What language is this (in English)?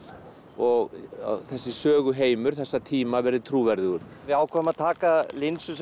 Icelandic